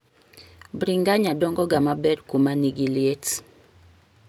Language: Luo (Kenya and Tanzania)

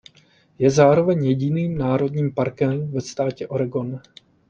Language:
Czech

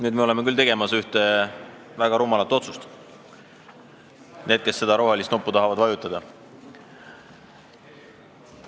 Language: Estonian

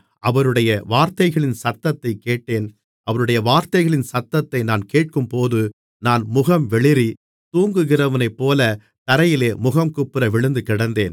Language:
Tamil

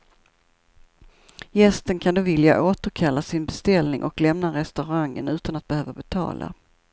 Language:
Swedish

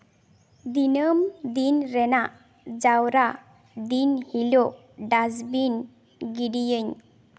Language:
Santali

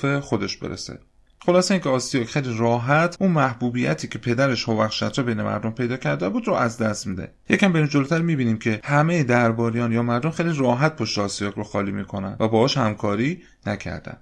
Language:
Persian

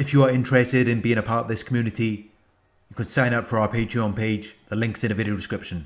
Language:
English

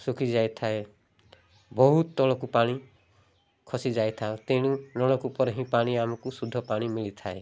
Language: Odia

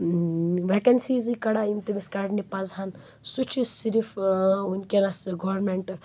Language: Kashmiri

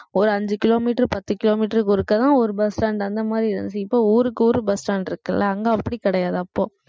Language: Tamil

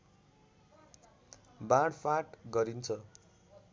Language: Nepali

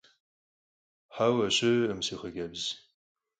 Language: Kabardian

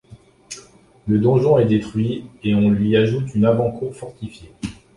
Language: French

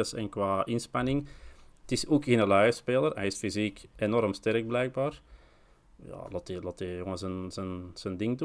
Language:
Dutch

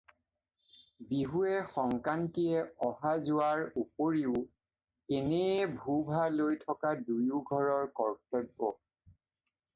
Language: Assamese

